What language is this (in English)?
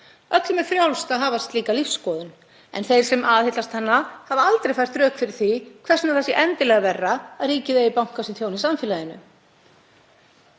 Icelandic